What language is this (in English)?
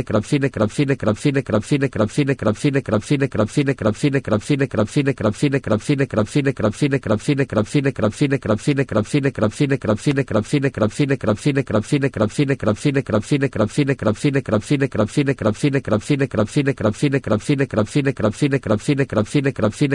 Spanish